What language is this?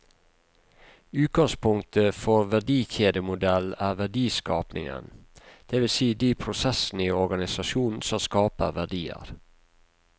Norwegian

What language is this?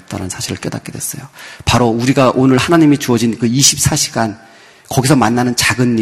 Korean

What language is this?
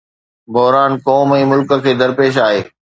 Sindhi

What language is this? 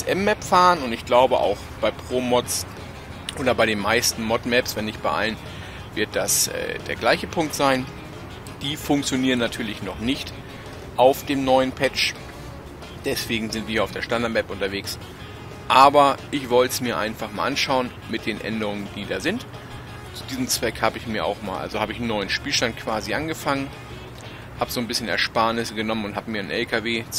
German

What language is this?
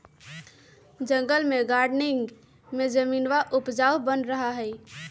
Magahi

